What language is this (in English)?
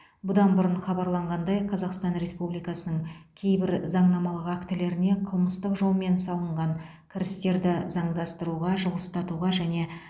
Kazakh